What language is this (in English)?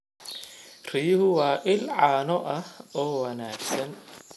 Somali